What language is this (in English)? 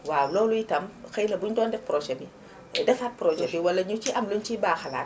Wolof